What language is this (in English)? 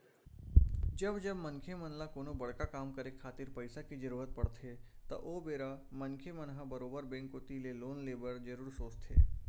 Chhattisgarhi